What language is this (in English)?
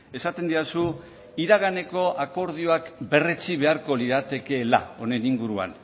Basque